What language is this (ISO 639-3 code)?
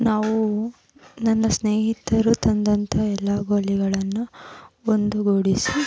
kan